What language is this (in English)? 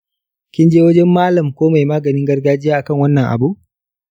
Hausa